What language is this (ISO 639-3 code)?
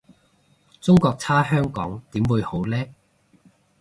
yue